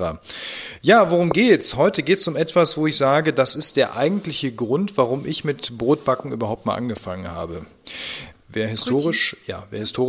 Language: German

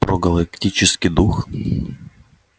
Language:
Russian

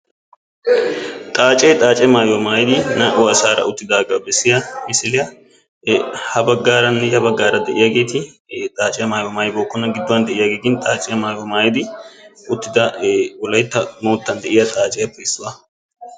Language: Wolaytta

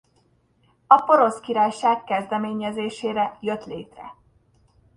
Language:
Hungarian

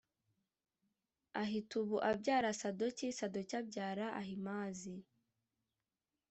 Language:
Kinyarwanda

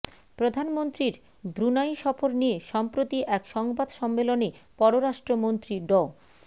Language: Bangla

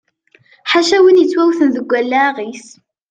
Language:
Kabyle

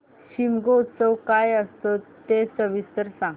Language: Marathi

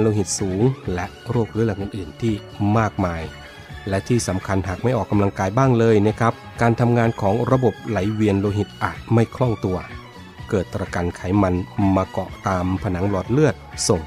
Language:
Thai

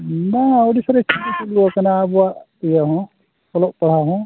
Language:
Santali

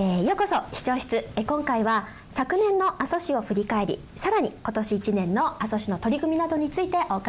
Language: Japanese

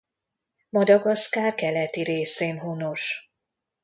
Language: Hungarian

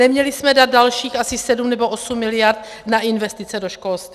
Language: Czech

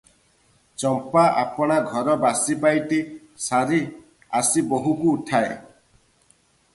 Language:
Odia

